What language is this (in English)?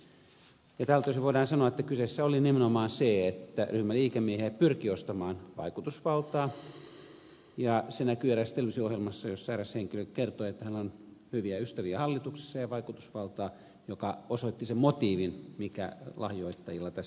Finnish